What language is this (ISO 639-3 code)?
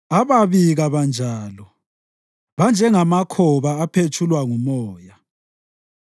nde